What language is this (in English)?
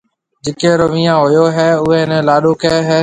Marwari (Pakistan)